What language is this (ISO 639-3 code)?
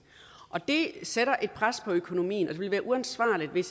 dan